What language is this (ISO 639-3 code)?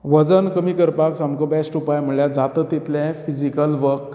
kok